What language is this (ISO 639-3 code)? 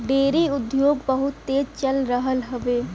bho